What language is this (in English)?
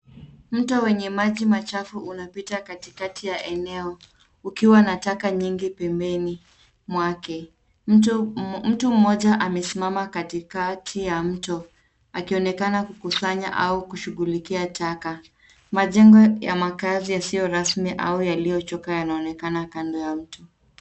Swahili